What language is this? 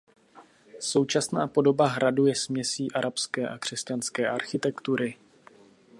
Czech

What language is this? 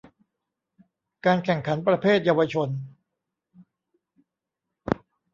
Thai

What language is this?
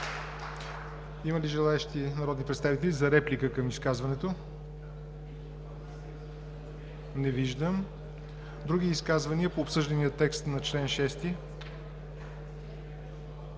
Bulgarian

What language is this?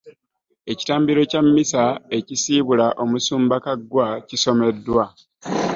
Ganda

